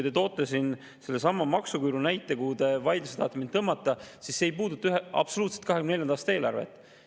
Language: Estonian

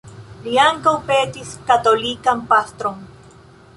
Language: Esperanto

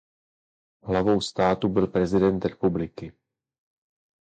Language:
Czech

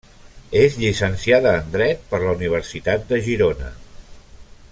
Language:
Catalan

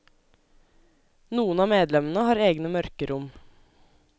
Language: Norwegian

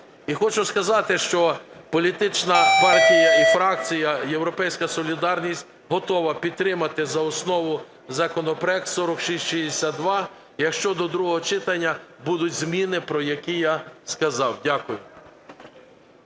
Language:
Ukrainian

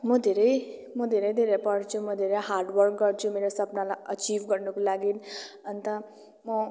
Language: Nepali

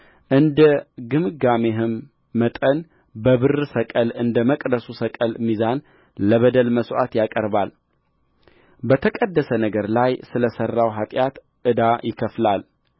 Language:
Amharic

